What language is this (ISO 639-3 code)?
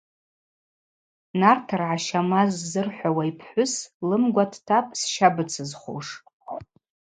abq